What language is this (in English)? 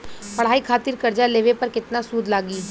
Bhojpuri